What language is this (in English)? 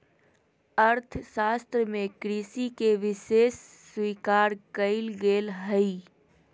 Magahi